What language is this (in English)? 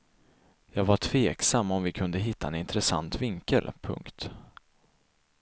Swedish